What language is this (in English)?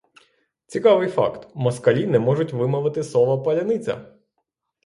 Ukrainian